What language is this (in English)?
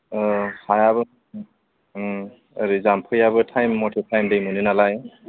Bodo